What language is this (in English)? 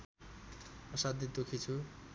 Nepali